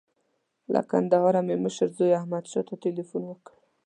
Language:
Pashto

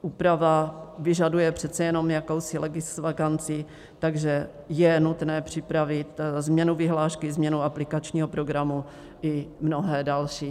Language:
Czech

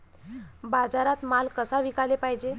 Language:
Marathi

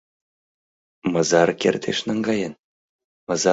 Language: Mari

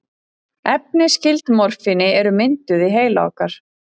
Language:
Icelandic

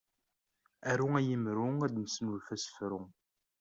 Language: Kabyle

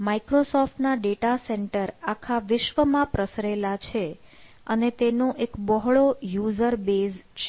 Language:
Gujarati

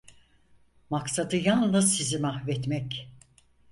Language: Turkish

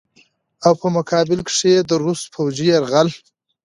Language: Pashto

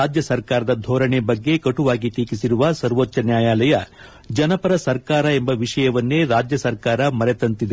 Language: Kannada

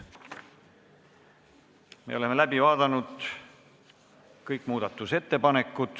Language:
Estonian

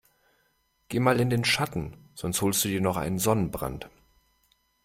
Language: German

